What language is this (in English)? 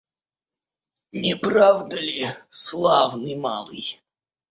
Russian